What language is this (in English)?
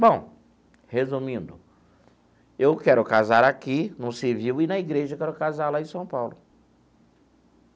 Portuguese